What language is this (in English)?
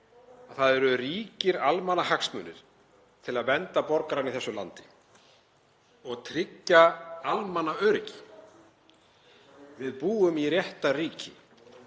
Icelandic